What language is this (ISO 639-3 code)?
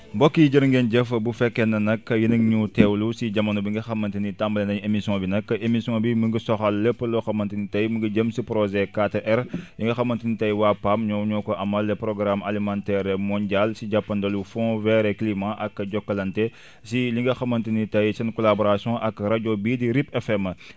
wol